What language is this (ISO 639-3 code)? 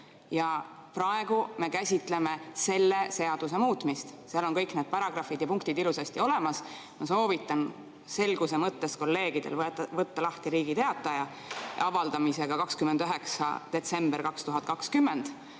est